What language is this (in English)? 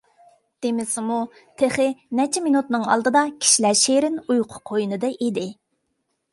Uyghur